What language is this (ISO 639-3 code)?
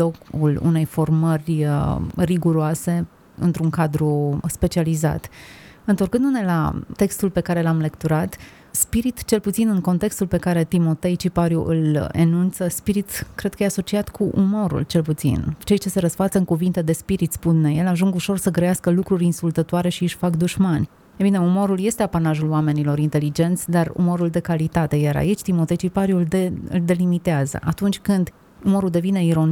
ron